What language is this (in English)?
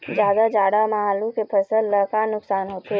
Chhattisgarhi